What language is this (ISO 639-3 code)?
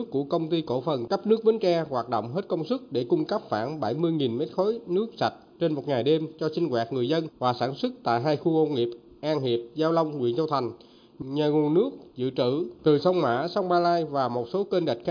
vie